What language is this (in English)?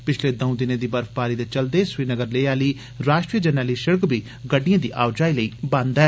Dogri